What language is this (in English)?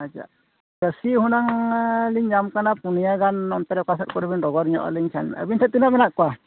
Santali